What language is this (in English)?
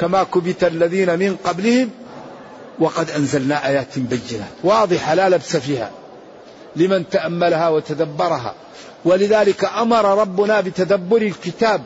Arabic